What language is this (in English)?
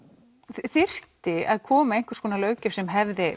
Icelandic